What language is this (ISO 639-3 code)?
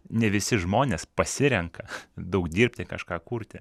lit